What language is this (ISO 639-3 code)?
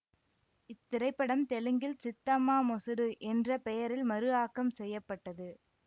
tam